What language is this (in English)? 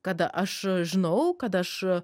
Lithuanian